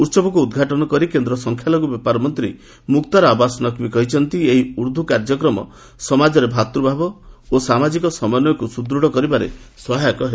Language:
Odia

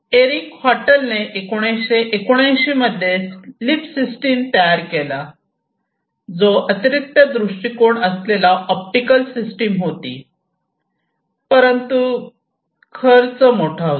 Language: Marathi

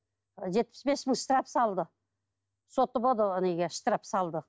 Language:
Kazakh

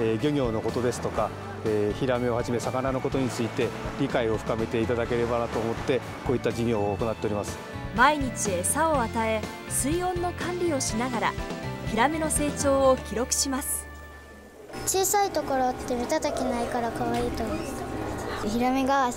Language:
Japanese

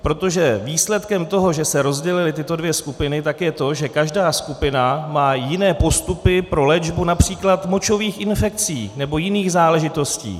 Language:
Czech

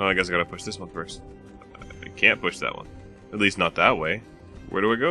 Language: English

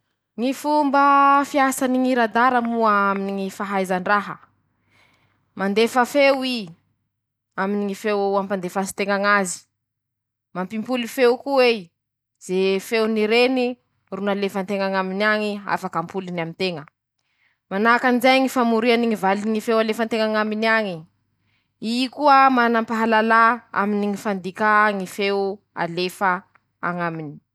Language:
Masikoro Malagasy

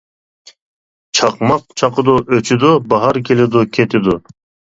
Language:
Uyghur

